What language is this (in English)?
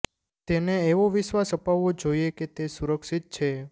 Gujarati